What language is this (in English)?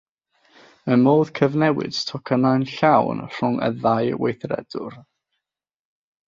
Welsh